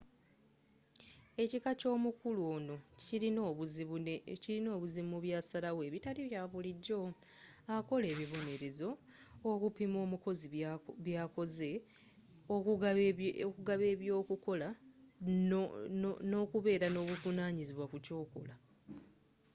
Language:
Ganda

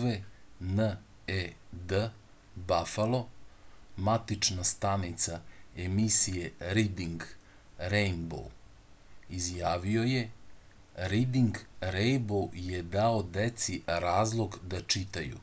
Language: Serbian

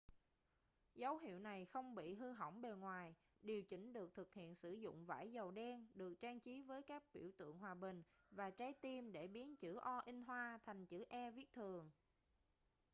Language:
Vietnamese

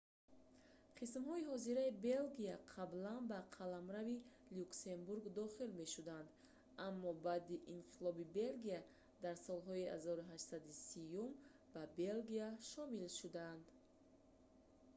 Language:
Tajik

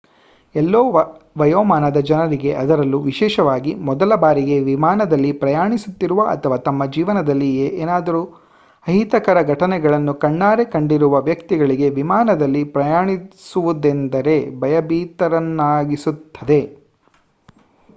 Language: Kannada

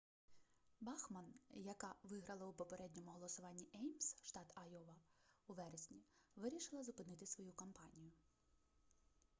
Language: Ukrainian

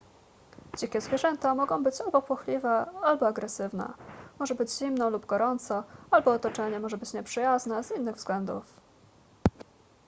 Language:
Polish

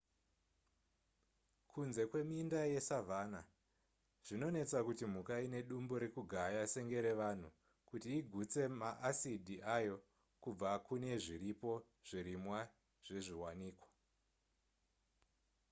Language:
Shona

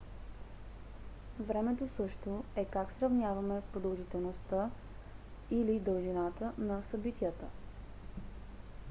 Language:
Bulgarian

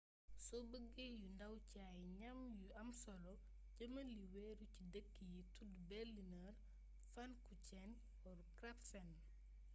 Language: Wolof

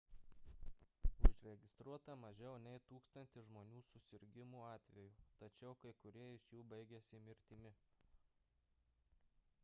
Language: Lithuanian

